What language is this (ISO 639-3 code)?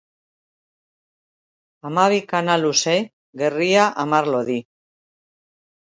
eus